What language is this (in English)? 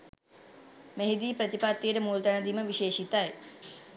Sinhala